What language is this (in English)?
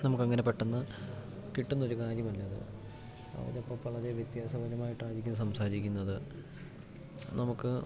Malayalam